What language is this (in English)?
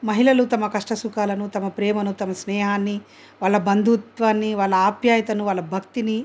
Telugu